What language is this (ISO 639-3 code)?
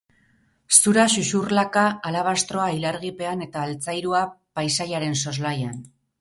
eus